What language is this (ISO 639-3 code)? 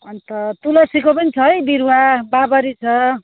nep